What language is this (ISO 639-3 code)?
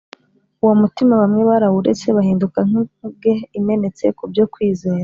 kin